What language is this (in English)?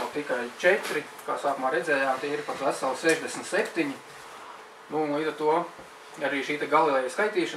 Latvian